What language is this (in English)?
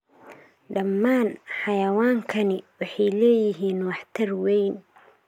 Somali